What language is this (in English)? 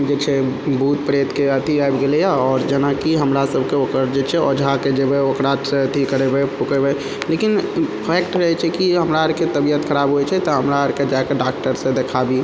Maithili